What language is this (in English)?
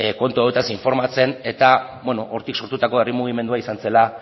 Basque